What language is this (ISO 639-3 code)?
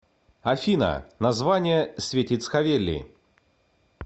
rus